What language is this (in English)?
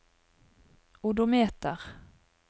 Norwegian